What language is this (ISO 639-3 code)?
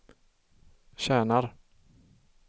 swe